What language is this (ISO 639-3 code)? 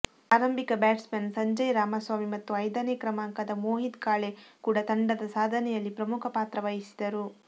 kan